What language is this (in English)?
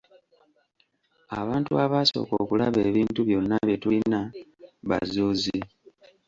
Ganda